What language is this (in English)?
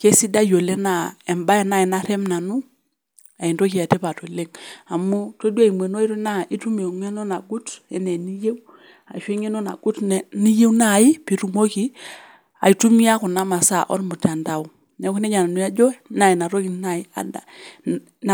Masai